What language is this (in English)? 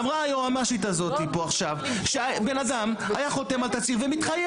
Hebrew